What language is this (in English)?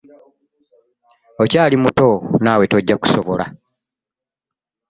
Ganda